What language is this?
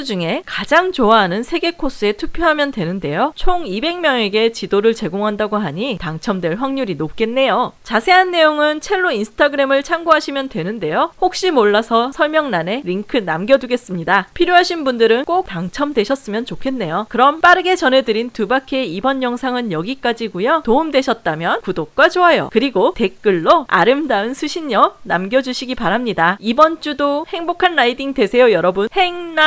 Korean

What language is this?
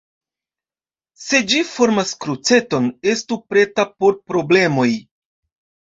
Esperanto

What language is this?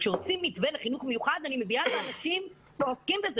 Hebrew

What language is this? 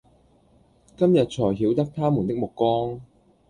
Cantonese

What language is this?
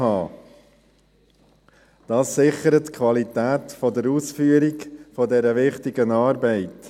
Swiss German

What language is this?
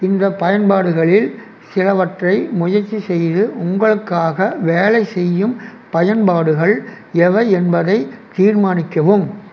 Tamil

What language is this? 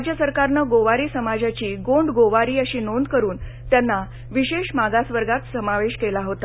Marathi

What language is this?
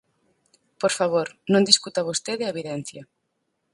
Galician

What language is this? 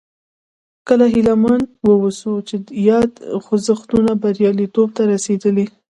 Pashto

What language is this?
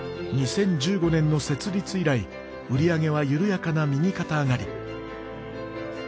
Japanese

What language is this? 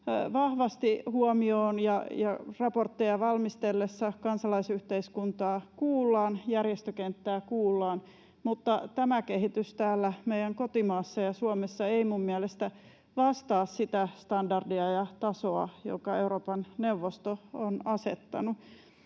Finnish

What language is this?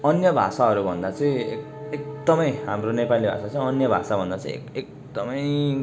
Nepali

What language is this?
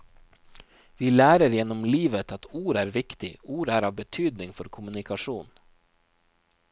Norwegian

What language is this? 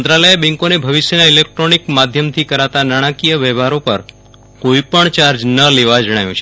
Gujarati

